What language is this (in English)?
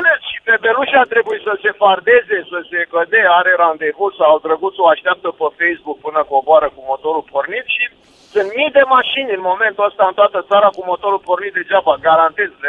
Romanian